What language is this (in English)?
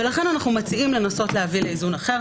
Hebrew